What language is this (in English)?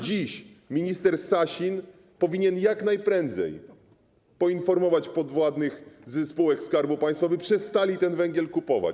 Polish